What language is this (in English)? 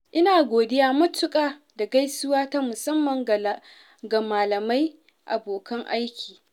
Hausa